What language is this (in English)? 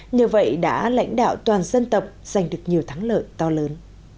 Vietnamese